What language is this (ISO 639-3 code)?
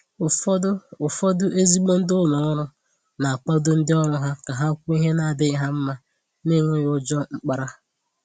ibo